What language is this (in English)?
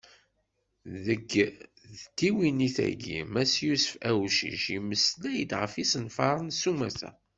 Kabyle